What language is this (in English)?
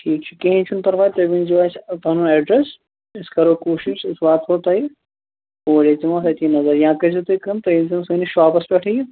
Kashmiri